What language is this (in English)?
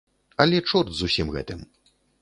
Belarusian